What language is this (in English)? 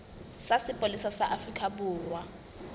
Southern Sotho